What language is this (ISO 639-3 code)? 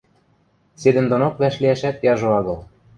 mrj